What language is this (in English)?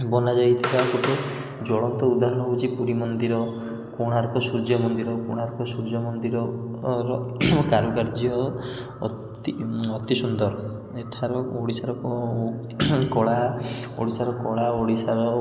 Odia